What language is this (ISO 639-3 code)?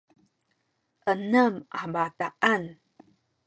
szy